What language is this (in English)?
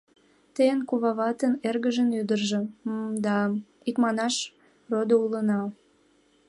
Mari